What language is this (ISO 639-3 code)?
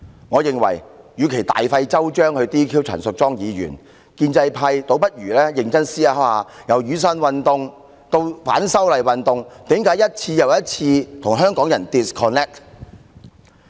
yue